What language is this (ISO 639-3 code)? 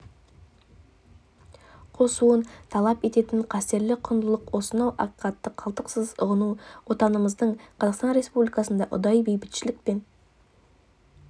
kaz